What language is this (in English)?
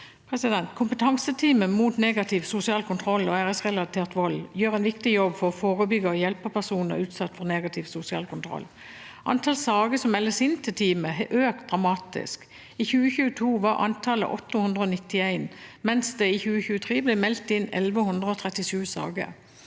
Norwegian